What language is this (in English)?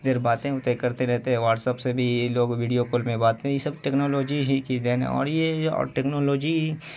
Urdu